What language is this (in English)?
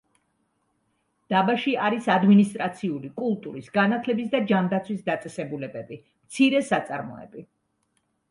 Georgian